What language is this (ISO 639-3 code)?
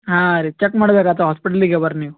kan